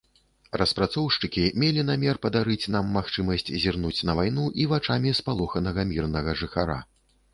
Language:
Belarusian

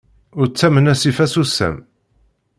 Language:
Kabyle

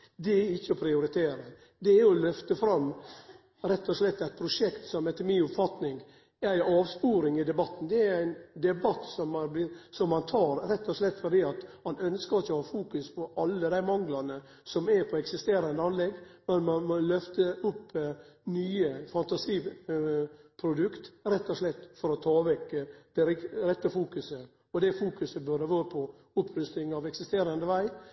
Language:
Norwegian Nynorsk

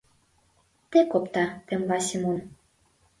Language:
Mari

